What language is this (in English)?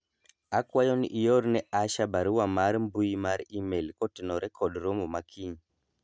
Luo (Kenya and Tanzania)